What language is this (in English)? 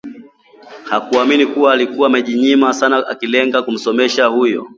Swahili